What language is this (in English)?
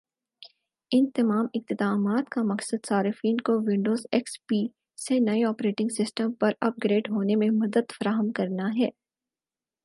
Urdu